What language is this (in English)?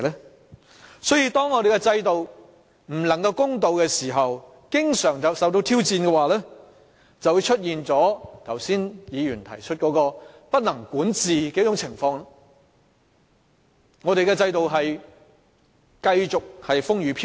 Cantonese